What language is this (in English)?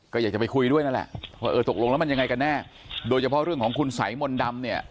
Thai